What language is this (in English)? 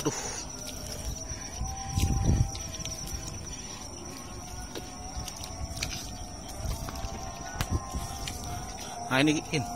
Indonesian